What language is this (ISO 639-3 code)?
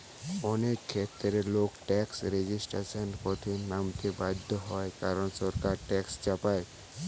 ben